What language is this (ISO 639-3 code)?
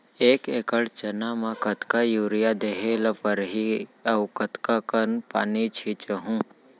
hne